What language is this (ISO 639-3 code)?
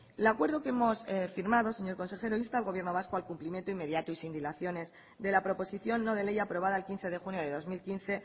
spa